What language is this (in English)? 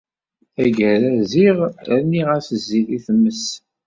Kabyle